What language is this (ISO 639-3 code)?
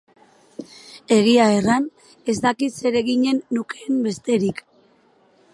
eus